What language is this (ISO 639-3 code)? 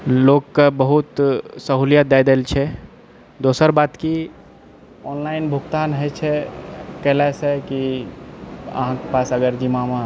mai